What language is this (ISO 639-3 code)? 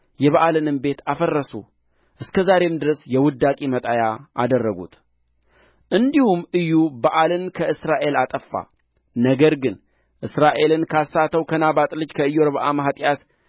amh